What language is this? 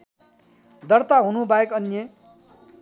Nepali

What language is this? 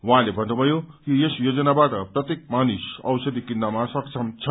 Nepali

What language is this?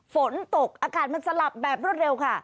Thai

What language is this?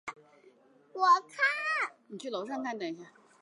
Chinese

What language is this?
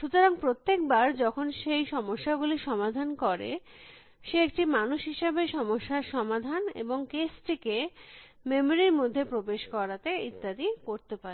Bangla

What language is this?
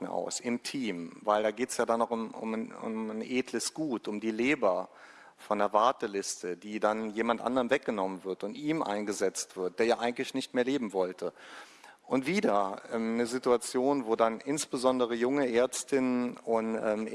German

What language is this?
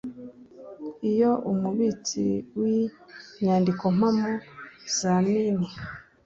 Kinyarwanda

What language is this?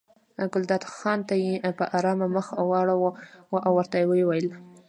Pashto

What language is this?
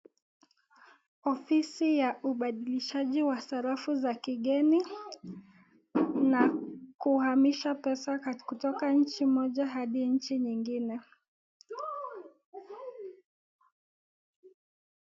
Swahili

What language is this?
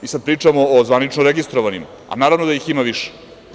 Serbian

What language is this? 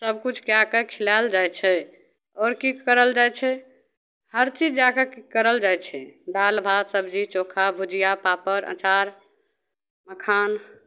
Maithili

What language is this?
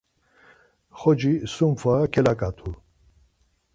Laz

